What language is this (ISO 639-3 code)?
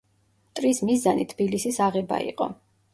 kat